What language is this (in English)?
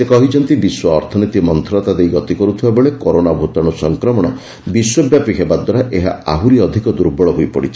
Odia